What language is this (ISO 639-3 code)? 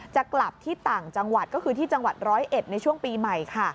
tha